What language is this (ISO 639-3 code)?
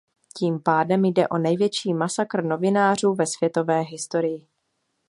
ces